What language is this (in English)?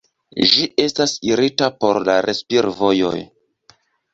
Esperanto